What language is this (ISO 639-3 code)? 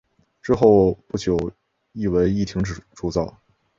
zho